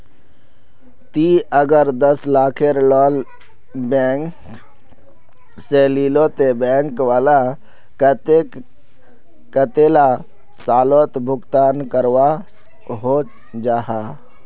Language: Magahi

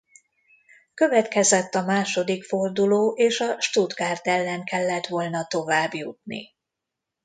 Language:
Hungarian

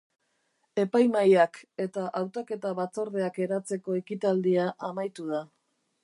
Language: Basque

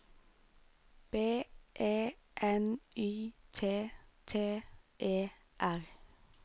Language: Norwegian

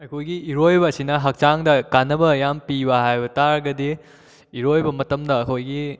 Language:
Manipuri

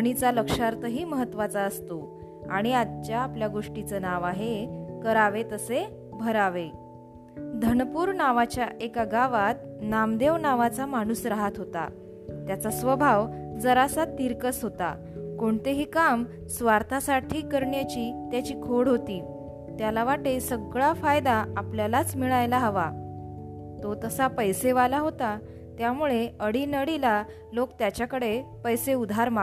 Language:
Marathi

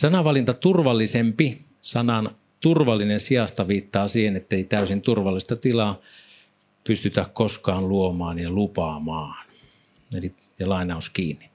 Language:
Finnish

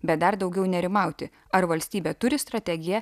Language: Lithuanian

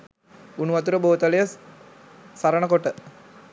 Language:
Sinhala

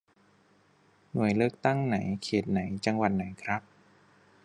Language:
Thai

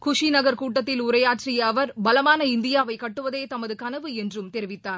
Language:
Tamil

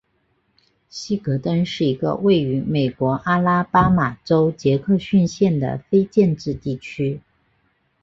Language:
Chinese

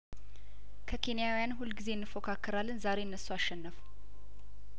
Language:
Amharic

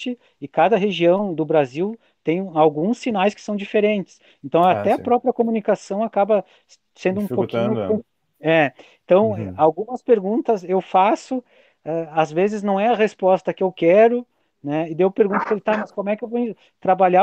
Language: Portuguese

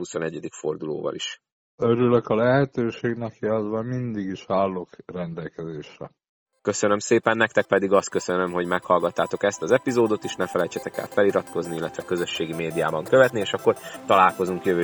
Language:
Hungarian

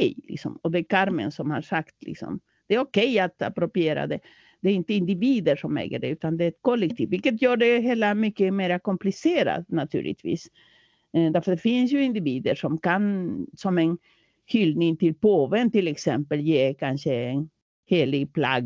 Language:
Swedish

